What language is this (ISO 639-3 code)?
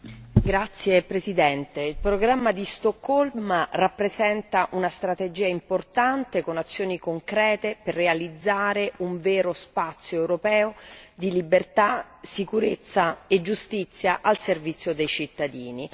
ita